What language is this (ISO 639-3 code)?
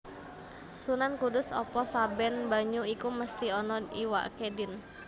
jav